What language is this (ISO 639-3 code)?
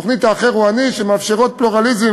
heb